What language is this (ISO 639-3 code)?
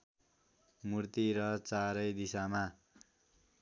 nep